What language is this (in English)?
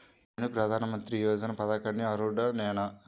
Telugu